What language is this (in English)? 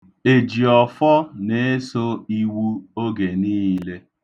Igbo